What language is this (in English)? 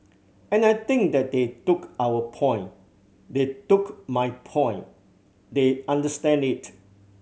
English